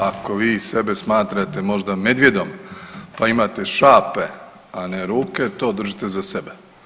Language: Croatian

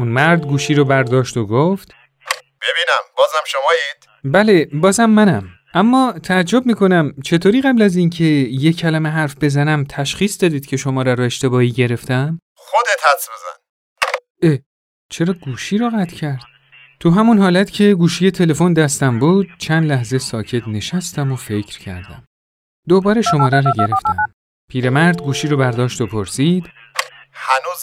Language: Persian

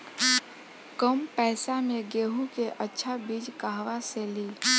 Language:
Bhojpuri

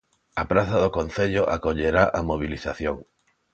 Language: Galician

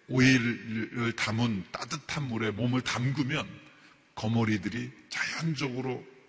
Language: Korean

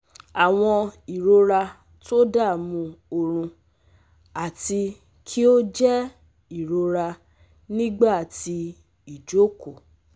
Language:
Yoruba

